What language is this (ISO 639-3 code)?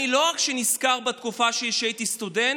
heb